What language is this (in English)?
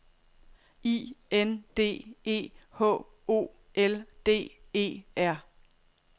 Danish